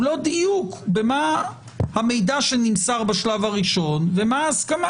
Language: Hebrew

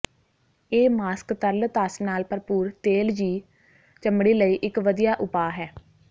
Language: Punjabi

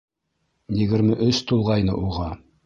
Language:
Bashkir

